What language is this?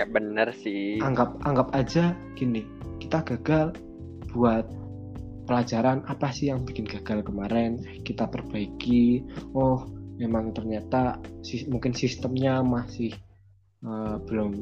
Indonesian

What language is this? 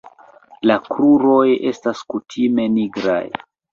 Esperanto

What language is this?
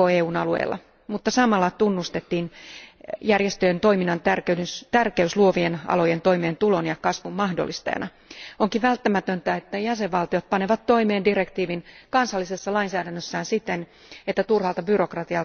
Finnish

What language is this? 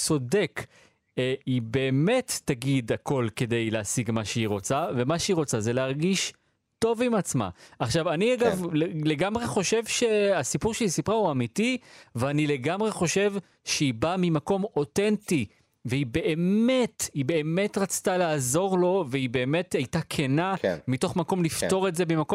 Hebrew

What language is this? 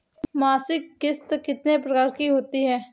Hindi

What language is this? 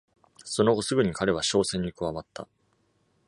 Japanese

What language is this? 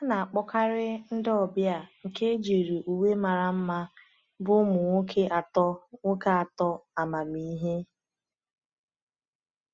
Igbo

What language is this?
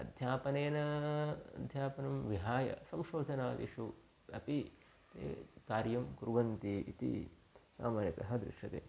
Sanskrit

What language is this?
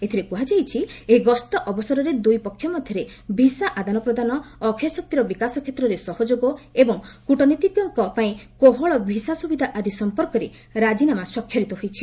Odia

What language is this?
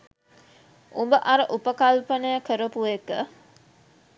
Sinhala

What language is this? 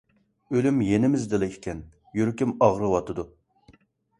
Uyghur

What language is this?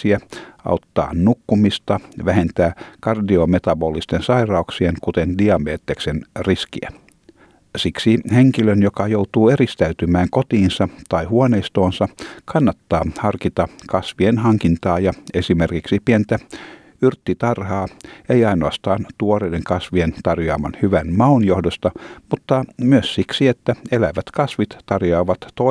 Finnish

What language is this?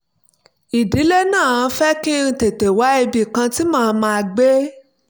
Yoruba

